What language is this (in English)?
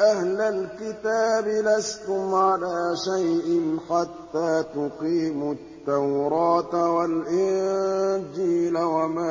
Arabic